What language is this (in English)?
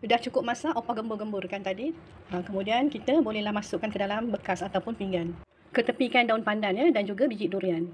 Malay